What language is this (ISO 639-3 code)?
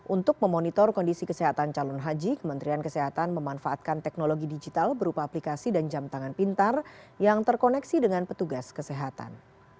ind